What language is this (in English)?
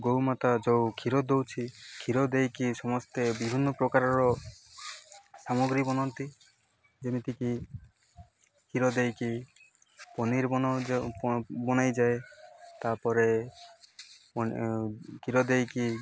Odia